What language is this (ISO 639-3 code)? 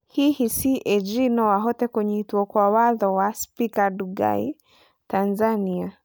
kik